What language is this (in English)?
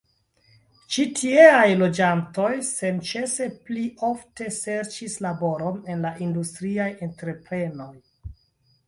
Esperanto